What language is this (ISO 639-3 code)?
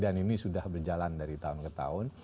ind